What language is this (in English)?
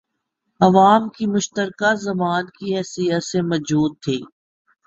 Urdu